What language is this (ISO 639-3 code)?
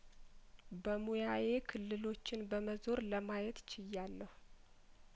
amh